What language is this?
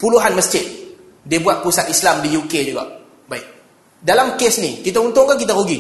Malay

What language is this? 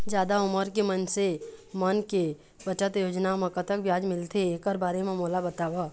Chhattisgarhi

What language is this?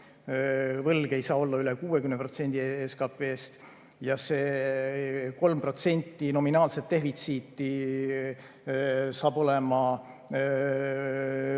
Estonian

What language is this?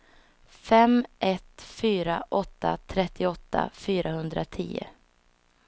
Swedish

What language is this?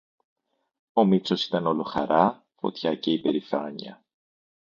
Greek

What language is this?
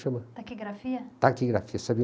Portuguese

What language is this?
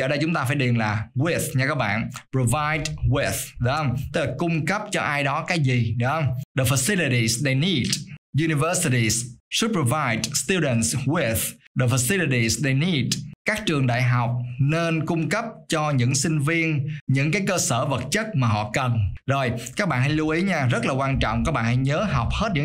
Vietnamese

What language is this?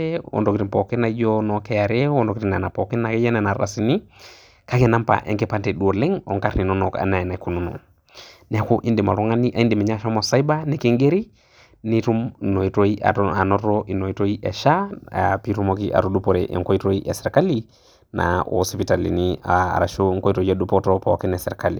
Masai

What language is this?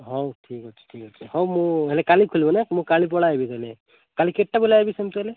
Odia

